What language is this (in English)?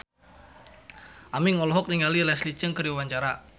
Sundanese